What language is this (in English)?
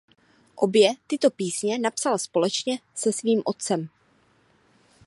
Czech